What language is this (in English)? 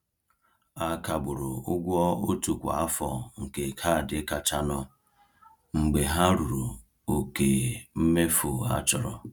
Igbo